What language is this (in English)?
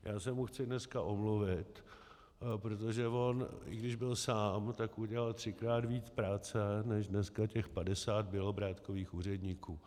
Czech